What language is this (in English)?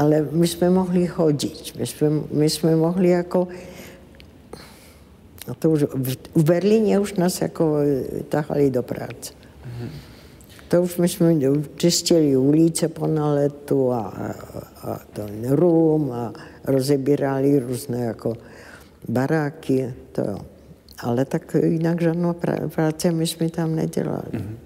Czech